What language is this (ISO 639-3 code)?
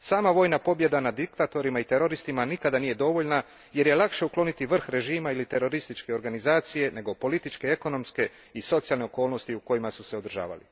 hrv